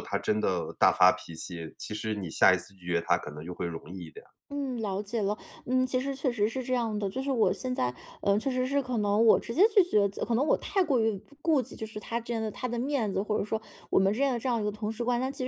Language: Chinese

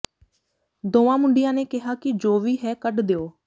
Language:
Punjabi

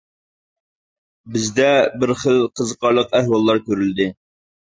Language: Uyghur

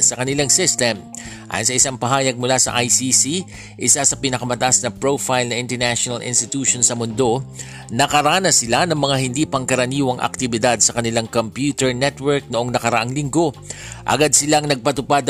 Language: Filipino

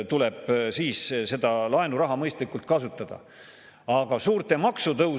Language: Estonian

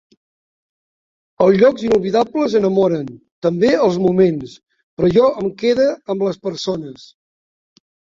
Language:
Catalan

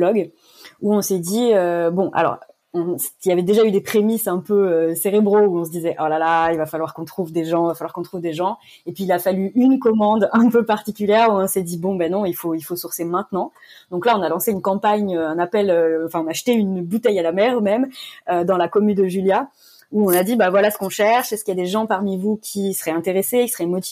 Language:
French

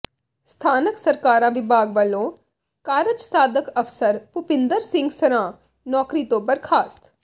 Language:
Punjabi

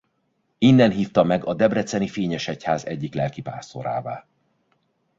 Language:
Hungarian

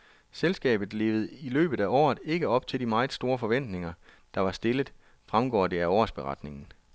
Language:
Danish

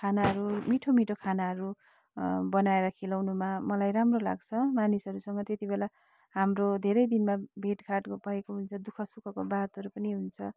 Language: Nepali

